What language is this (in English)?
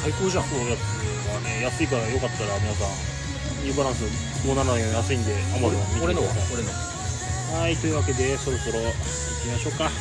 Japanese